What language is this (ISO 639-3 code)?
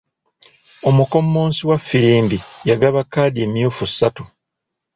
lug